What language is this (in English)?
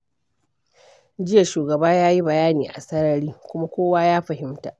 Hausa